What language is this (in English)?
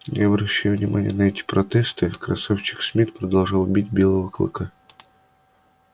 Russian